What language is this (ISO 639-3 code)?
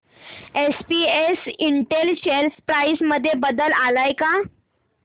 mar